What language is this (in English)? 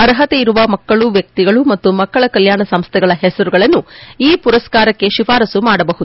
Kannada